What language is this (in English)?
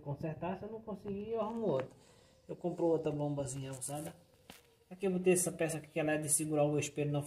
Portuguese